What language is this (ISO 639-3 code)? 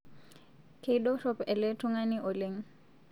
mas